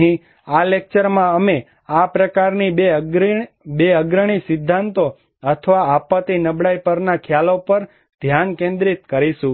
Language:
Gujarati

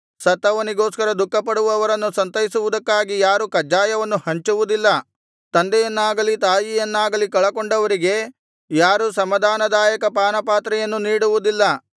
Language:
Kannada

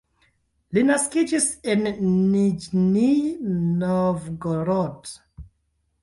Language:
Esperanto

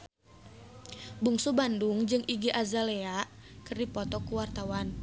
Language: Sundanese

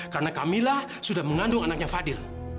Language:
Indonesian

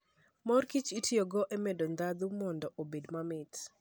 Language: Luo (Kenya and Tanzania)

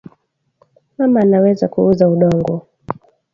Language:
Swahili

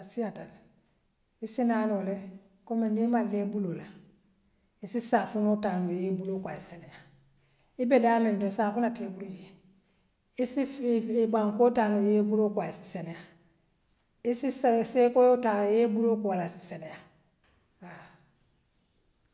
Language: Western Maninkakan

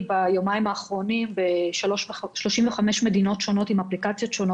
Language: Hebrew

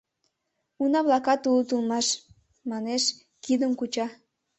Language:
Mari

